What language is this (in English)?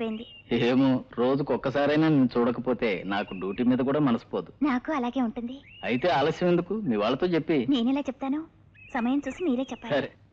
Telugu